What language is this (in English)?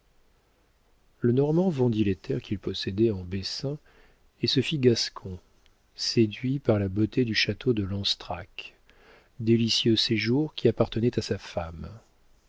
French